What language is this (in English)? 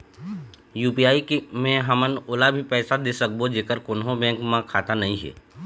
Chhattisgarhi